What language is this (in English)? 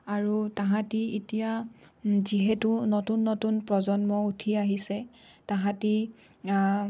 Assamese